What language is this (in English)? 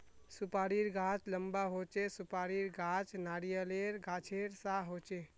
Magahi